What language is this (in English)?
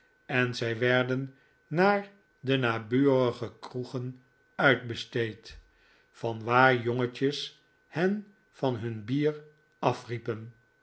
Dutch